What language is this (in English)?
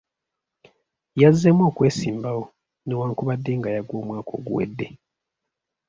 Ganda